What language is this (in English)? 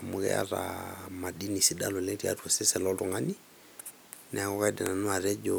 Masai